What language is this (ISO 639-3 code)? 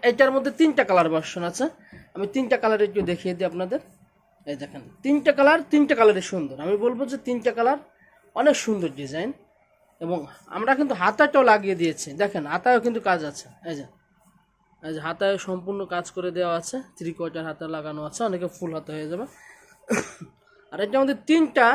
tur